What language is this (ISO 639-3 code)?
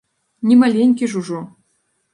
bel